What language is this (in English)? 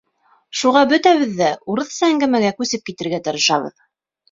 Bashkir